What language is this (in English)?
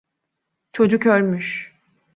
Turkish